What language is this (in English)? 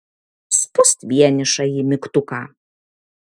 Lithuanian